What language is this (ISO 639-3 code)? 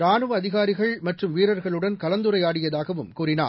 tam